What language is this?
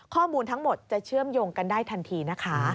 Thai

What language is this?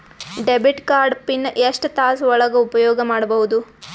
Kannada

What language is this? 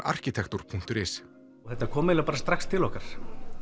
Icelandic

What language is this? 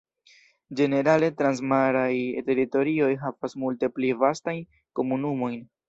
Esperanto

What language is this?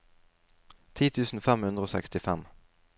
Norwegian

